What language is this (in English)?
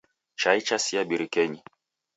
Taita